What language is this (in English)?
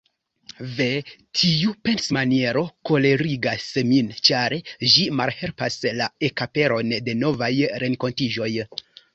Esperanto